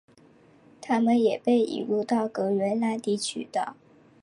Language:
Chinese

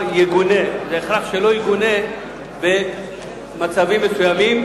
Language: Hebrew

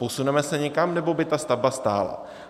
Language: Czech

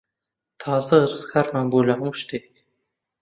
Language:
Central Kurdish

